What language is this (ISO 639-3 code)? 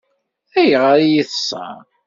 kab